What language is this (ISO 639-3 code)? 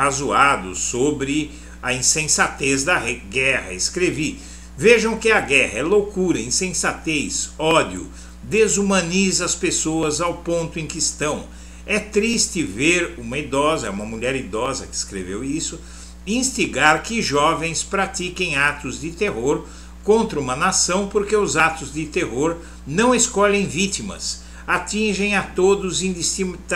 por